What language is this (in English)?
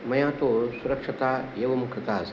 Sanskrit